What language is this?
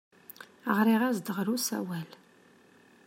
Kabyle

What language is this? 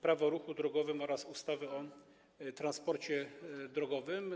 Polish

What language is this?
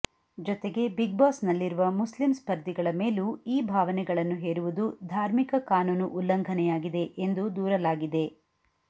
Kannada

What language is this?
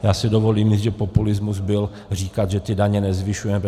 Czech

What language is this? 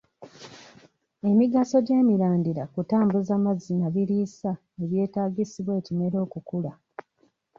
Ganda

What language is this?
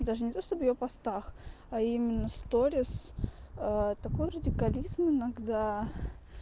Russian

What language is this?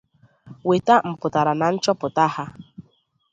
Igbo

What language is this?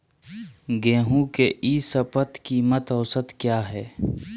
Magahi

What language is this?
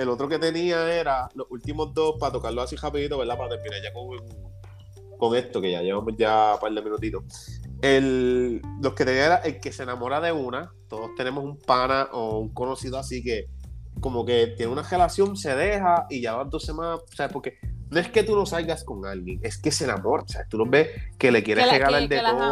Spanish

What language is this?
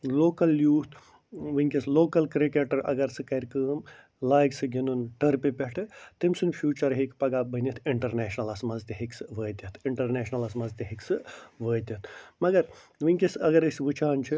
Kashmiri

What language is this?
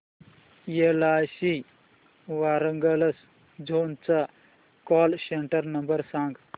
Marathi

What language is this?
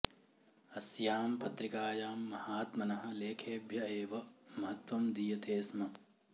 Sanskrit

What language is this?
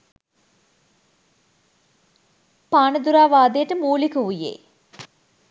Sinhala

